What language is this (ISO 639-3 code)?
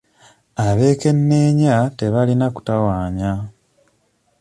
lug